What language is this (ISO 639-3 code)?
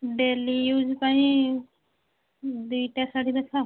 ori